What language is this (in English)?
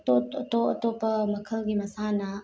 Manipuri